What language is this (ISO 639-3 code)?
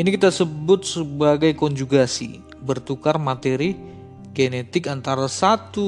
ind